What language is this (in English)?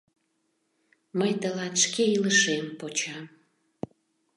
Mari